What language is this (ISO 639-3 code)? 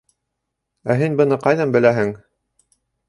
bak